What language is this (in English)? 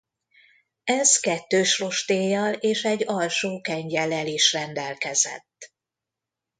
Hungarian